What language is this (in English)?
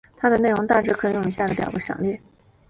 Chinese